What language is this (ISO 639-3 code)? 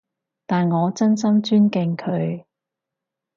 yue